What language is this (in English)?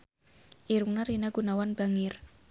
Sundanese